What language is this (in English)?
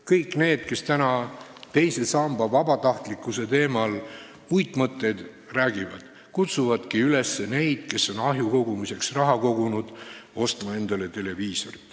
Estonian